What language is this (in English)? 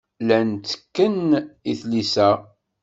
Kabyle